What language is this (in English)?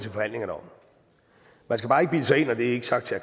Danish